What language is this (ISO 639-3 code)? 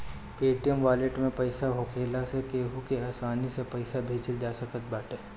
bho